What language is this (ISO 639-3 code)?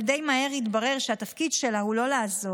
heb